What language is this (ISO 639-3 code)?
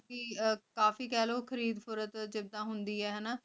pan